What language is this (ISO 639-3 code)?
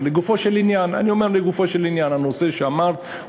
heb